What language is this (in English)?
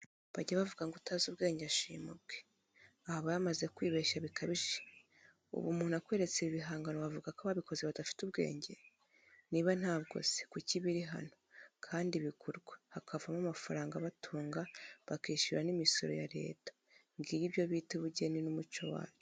Kinyarwanda